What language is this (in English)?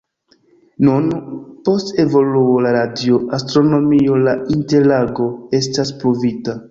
Esperanto